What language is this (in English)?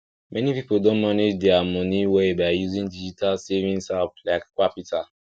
Nigerian Pidgin